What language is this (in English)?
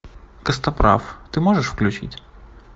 Russian